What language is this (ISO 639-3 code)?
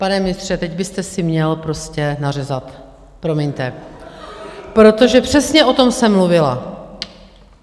ces